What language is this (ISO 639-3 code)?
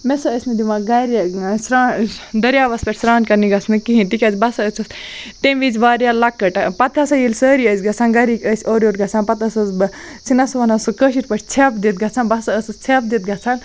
kas